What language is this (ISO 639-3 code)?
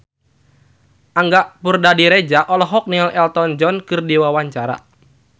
sun